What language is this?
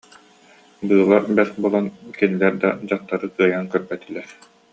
Yakut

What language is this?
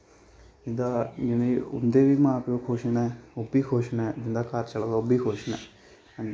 Dogri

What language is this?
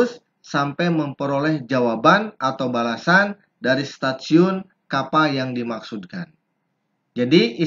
Indonesian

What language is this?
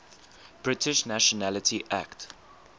English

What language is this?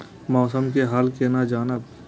Maithili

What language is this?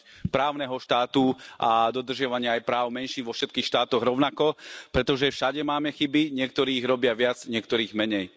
Slovak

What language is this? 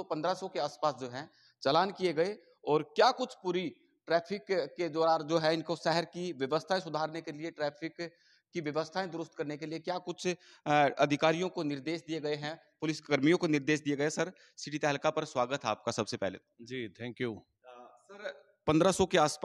Hindi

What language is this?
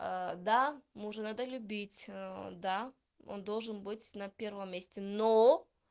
Russian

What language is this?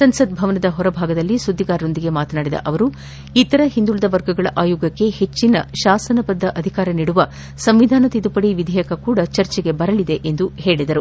Kannada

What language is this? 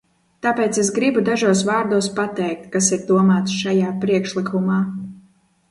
Latvian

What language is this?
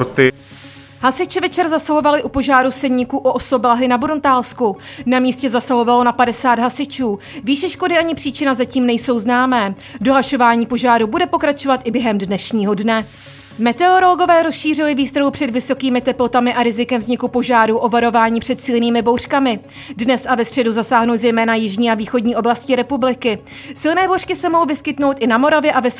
Czech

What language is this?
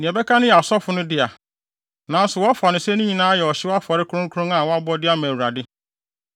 Akan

